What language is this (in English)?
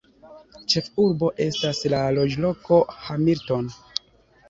Esperanto